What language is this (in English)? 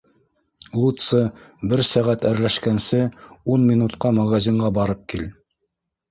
Bashkir